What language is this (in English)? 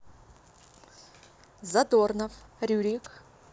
Russian